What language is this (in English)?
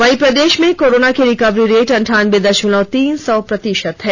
Hindi